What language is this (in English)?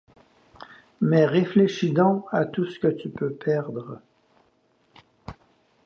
French